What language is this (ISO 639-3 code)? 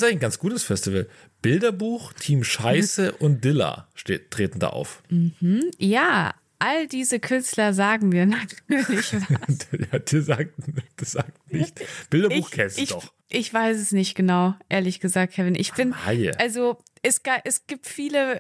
deu